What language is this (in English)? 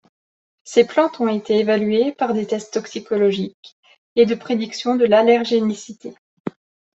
French